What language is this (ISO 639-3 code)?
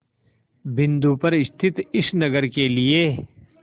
hin